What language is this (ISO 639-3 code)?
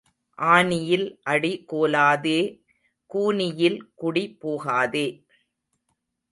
tam